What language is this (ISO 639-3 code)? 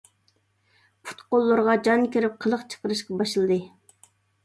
uig